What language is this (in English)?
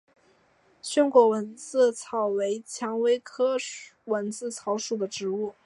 Chinese